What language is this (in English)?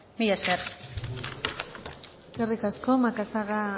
Basque